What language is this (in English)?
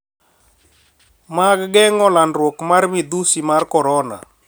Luo (Kenya and Tanzania)